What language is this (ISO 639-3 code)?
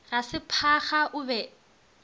nso